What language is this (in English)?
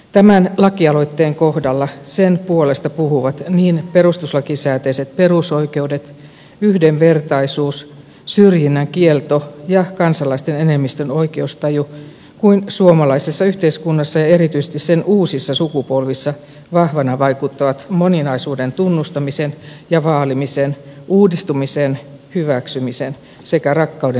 Finnish